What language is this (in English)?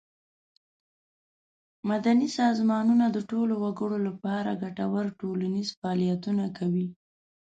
Pashto